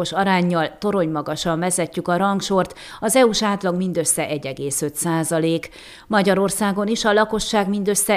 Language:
Hungarian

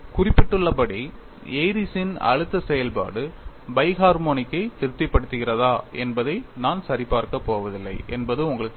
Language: Tamil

